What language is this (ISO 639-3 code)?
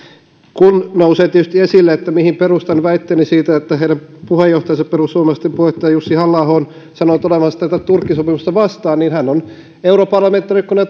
fin